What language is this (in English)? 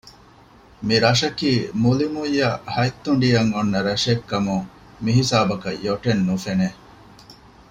Divehi